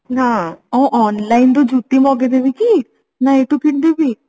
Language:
Odia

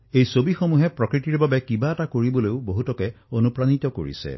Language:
Assamese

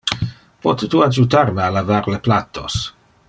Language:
Interlingua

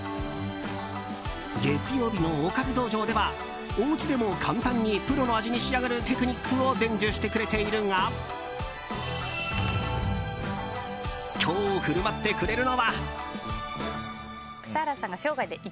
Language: Japanese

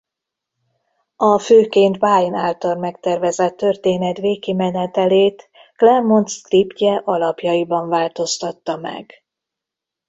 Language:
Hungarian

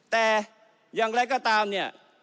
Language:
Thai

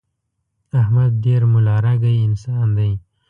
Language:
Pashto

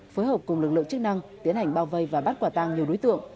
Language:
Vietnamese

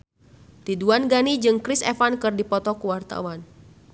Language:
Sundanese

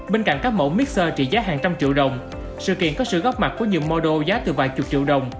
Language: Vietnamese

